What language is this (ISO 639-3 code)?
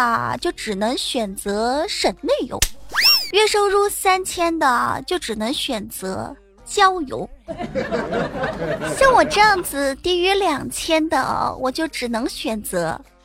zho